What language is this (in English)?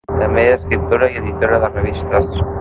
Catalan